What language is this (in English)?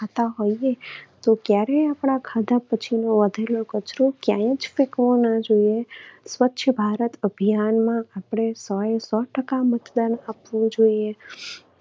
Gujarati